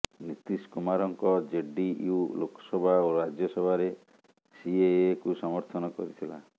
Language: Odia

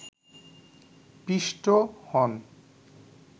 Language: Bangla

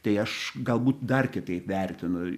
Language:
Lithuanian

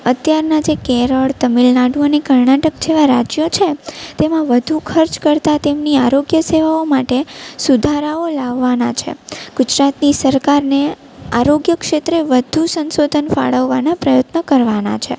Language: Gujarati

